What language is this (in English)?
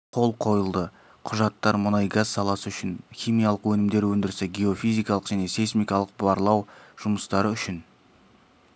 Kazakh